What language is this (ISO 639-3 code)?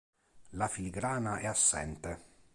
ita